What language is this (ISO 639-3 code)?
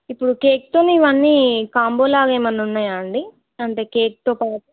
tel